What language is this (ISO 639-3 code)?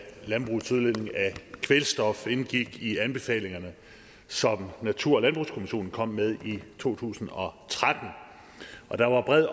dan